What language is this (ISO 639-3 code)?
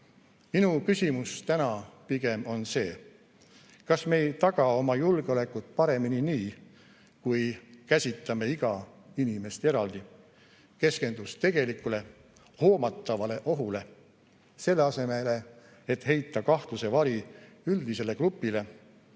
est